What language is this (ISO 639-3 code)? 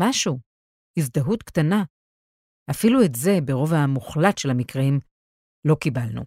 heb